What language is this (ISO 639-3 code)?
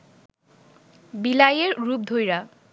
ben